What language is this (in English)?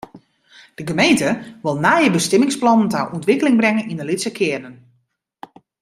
Western Frisian